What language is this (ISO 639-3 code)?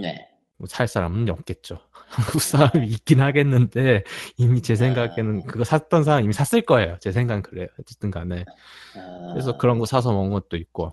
kor